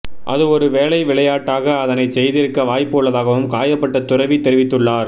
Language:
Tamil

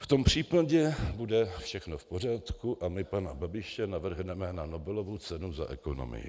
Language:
Czech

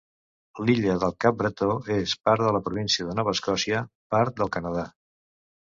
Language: Catalan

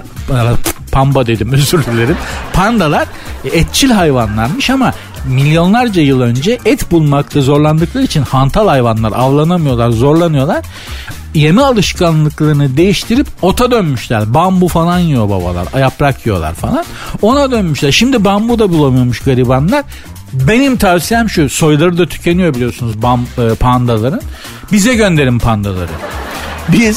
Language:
Turkish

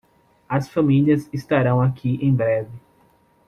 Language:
Portuguese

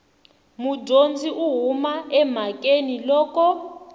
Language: Tsonga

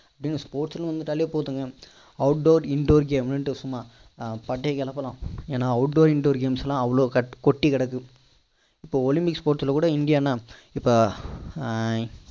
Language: Tamil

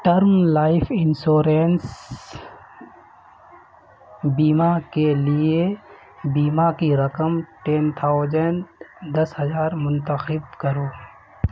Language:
Urdu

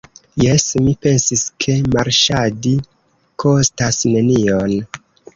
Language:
Esperanto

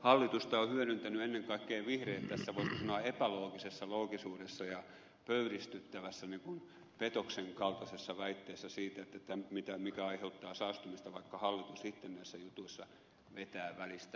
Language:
Finnish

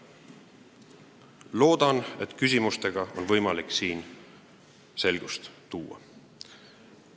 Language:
Estonian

